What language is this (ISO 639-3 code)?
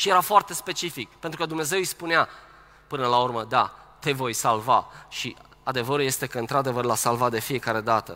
ron